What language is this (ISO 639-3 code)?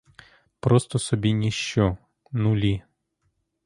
ukr